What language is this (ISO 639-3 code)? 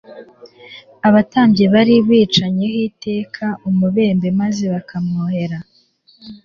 kin